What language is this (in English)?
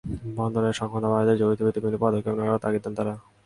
Bangla